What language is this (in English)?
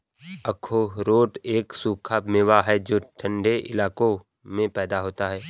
Hindi